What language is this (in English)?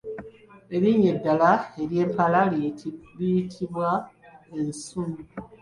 Ganda